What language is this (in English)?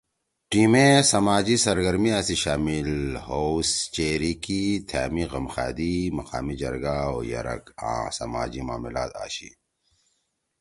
Torwali